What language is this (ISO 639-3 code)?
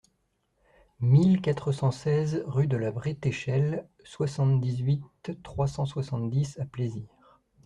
fra